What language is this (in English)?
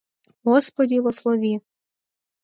Mari